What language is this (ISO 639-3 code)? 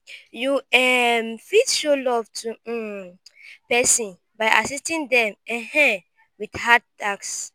pcm